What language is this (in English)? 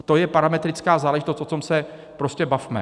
Czech